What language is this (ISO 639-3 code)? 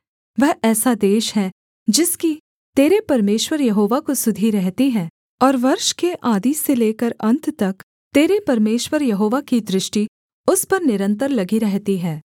hin